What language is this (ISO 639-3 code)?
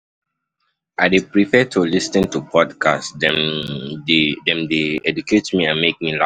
pcm